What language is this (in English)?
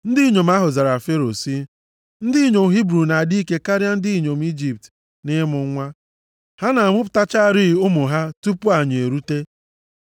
Igbo